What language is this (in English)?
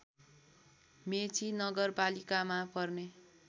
Nepali